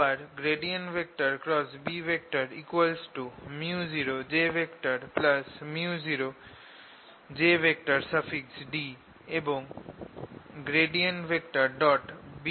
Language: Bangla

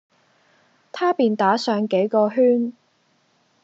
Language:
Cantonese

